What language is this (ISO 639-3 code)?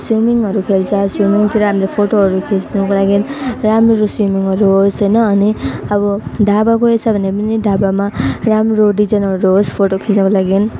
nep